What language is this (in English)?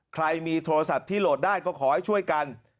Thai